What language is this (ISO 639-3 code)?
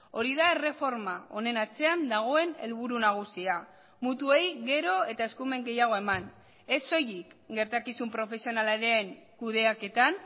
eus